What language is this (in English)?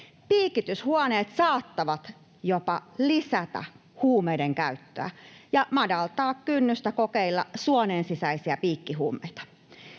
Finnish